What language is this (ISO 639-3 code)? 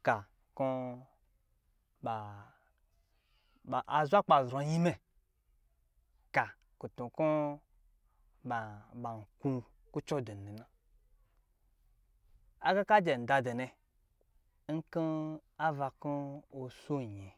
mgi